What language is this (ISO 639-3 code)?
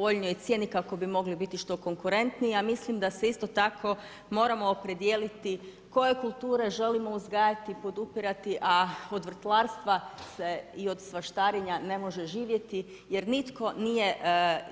hrv